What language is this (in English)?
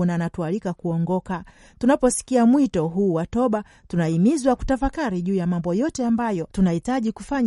Swahili